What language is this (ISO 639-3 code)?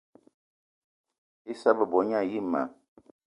eto